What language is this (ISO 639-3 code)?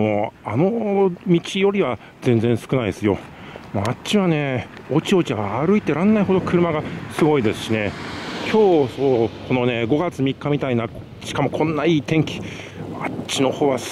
jpn